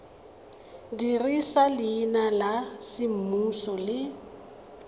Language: Tswana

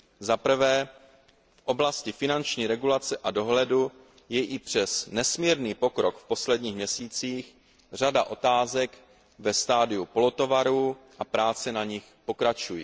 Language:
Czech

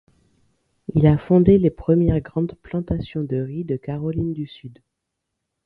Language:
French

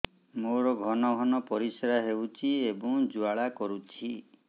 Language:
Odia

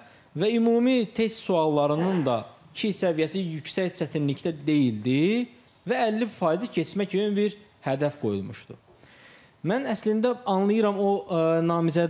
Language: Turkish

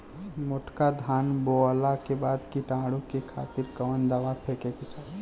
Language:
Bhojpuri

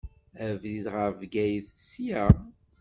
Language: Kabyle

